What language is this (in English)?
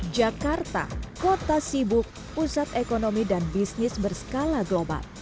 Indonesian